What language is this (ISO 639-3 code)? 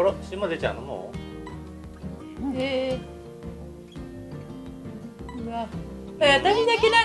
jpn